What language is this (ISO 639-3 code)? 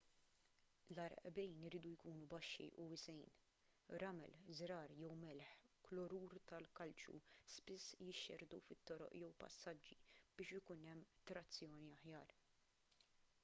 mlt